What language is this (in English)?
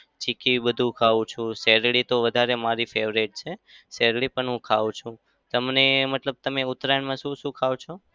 Gujarati